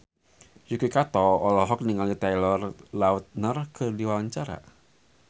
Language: Sundanese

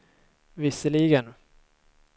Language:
Swedish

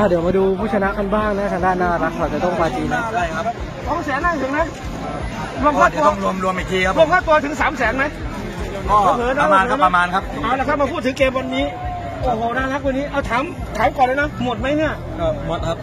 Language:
Thai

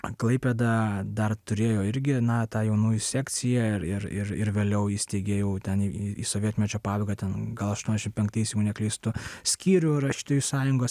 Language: Lithuanian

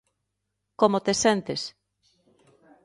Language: Galician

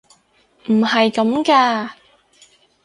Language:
Cantonese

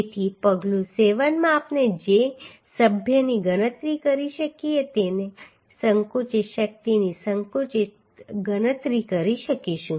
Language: Gujarati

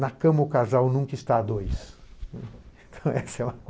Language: Portuguese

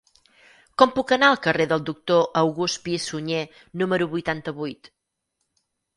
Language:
Catalan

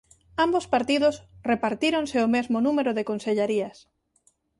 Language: Galician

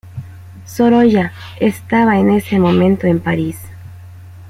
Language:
Spanish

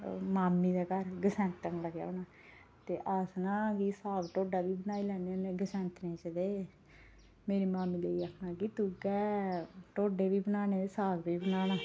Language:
Dogri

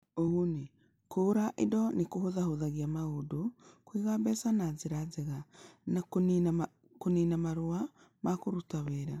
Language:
Kikuyu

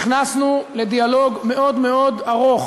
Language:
Hebrew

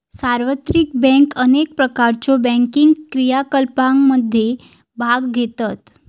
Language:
Marathi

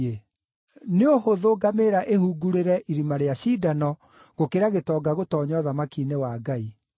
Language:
Kikuyu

